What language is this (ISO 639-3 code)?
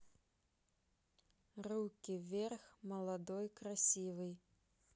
rus